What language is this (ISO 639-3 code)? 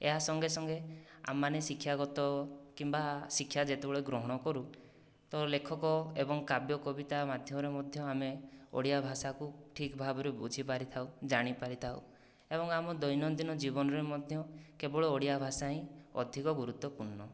ori